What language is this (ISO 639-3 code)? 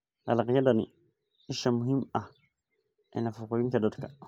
som